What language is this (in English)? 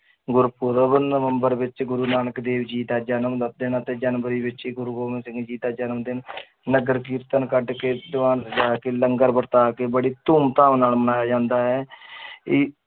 Punjabi